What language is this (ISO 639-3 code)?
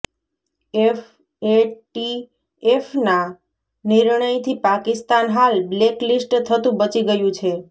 guj